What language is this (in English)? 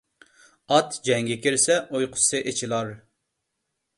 Uyghur